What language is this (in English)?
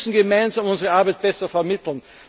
German